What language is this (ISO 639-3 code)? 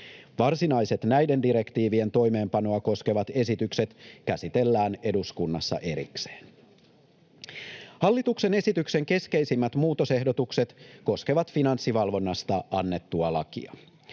fin